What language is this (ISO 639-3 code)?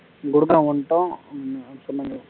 tam